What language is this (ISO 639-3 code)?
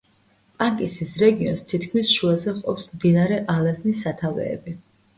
kat